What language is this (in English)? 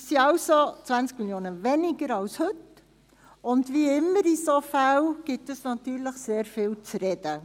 Swiss German